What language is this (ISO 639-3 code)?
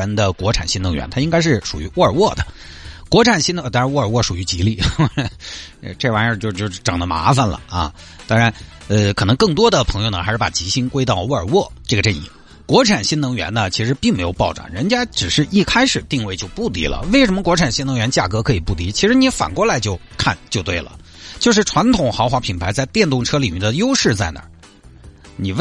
zho